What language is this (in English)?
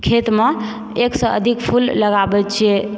Maithili